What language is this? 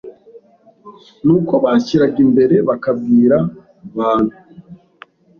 Kinyarwanda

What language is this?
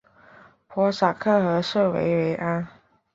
Chinese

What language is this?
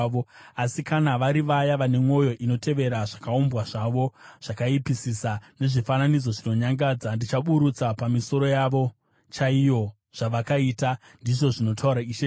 Shona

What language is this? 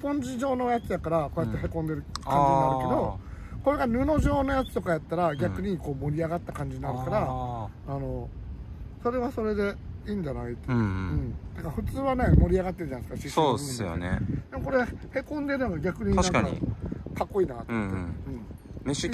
Japanese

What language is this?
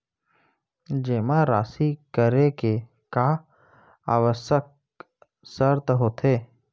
Chhattisgarhi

